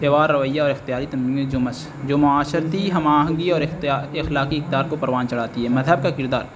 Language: Urdu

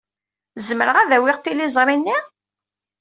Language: Kabyle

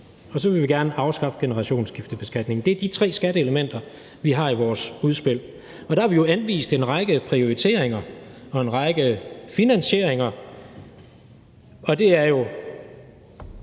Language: Danish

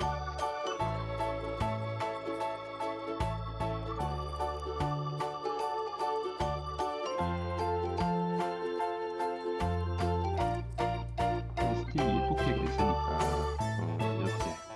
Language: Korean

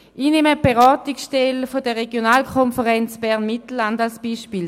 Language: Swiss German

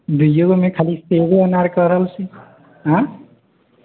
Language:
Maithili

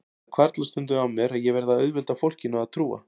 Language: Icelandic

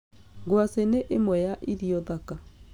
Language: Kikuyu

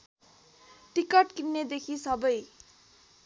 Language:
Nepali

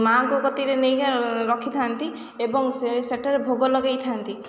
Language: Odia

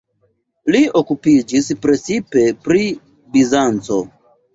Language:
Esperanto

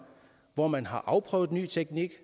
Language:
Danish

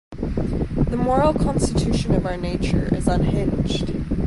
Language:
English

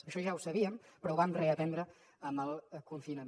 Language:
Catalan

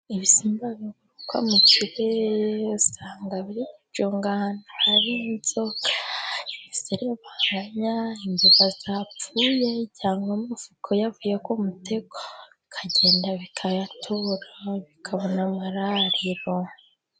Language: Kinyarwanda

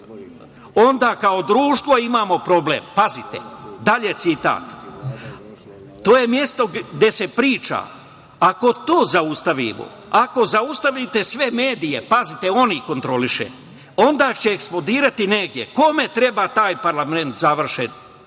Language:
Serbian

